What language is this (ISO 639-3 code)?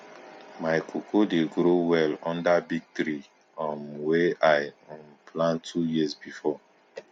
pcm